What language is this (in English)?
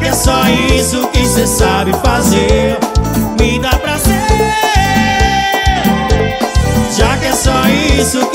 Portuguese